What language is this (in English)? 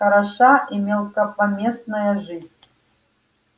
Russian